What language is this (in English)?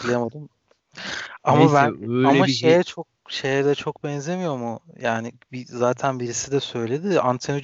Turkish